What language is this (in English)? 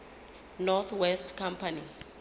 Southern Sotho